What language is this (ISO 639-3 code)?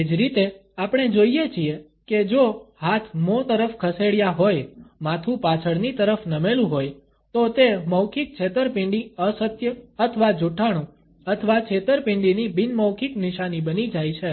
guj